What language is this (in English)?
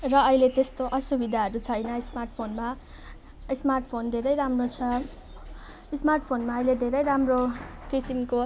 Nepali